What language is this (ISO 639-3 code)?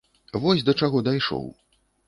bel